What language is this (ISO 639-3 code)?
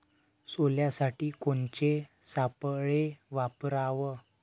mar